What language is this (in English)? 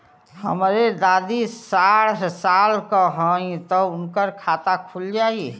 Bhojpuri